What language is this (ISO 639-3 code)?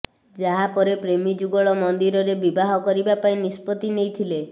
ori